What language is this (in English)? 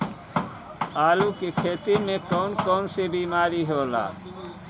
Bhojpuri